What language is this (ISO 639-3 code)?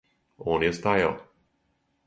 srp